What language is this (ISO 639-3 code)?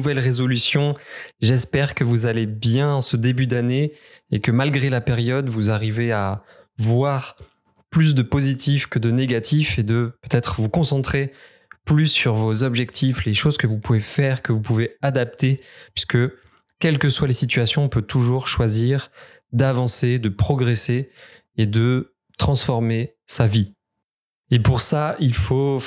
fra